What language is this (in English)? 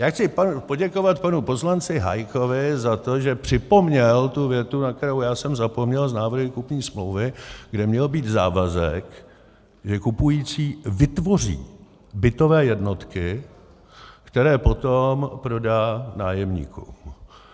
Czech